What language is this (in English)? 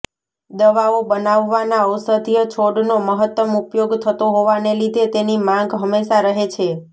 Gujarati